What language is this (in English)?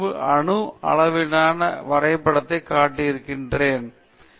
Tamil